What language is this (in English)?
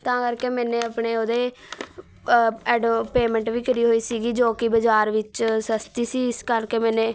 Punjabi